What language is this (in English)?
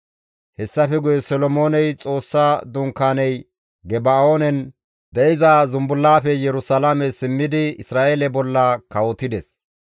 Gamo